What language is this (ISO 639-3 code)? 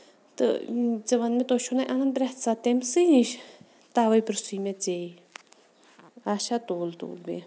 kas